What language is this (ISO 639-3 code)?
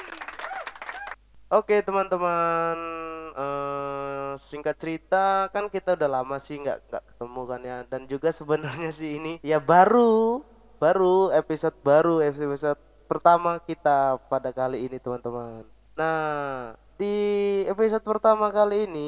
ind